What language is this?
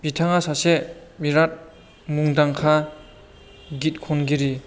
Bodo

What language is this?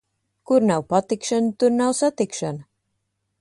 Latvian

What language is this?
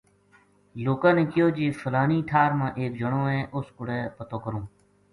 Gujari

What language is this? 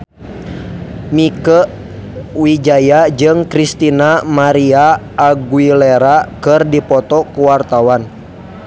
Sundanese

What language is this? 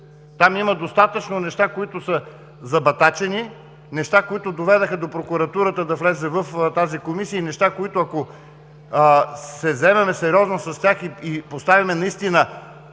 Bulgarian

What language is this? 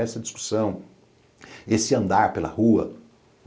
Portuguese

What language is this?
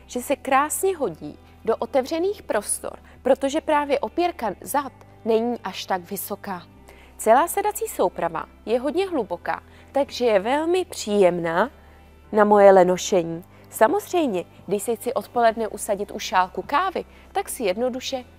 Czech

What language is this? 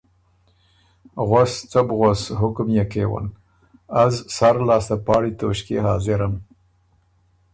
Ormuri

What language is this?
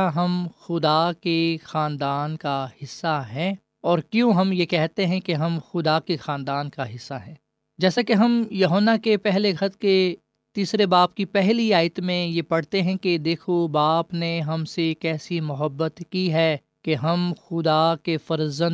Urdu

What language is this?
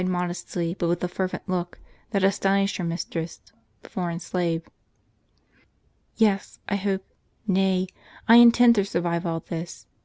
English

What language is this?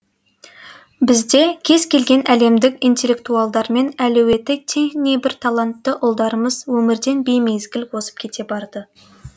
Kazakh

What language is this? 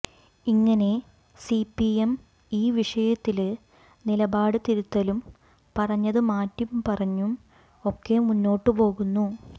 Malayalam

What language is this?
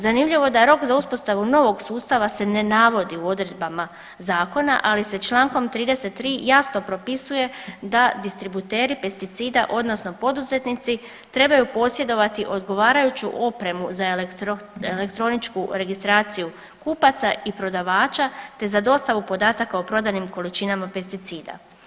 Croatian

